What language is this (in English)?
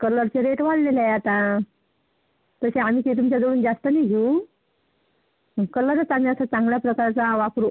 Marathi